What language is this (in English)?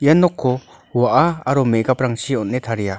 Garo